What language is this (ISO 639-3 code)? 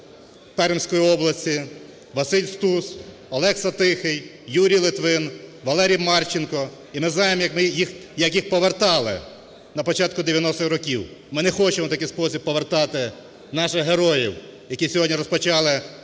ukr